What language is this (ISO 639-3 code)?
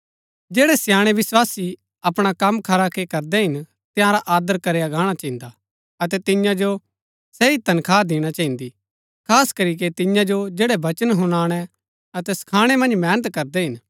gbk